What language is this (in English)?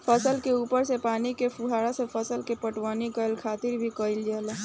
Bhojpuri